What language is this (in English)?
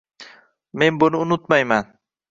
Uzbek